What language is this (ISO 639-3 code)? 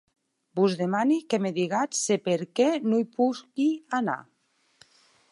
oci